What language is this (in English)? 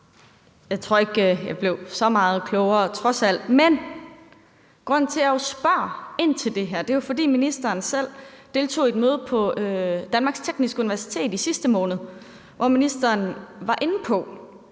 Danish